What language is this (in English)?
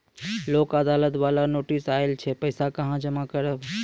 Maithili